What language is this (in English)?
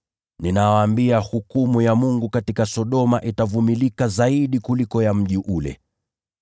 Swahili